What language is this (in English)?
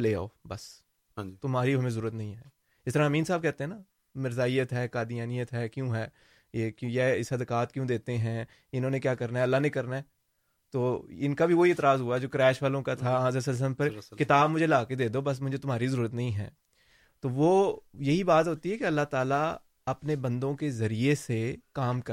Urdu